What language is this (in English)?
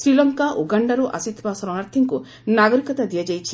Odia